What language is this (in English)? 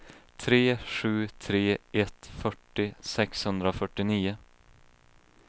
Swedish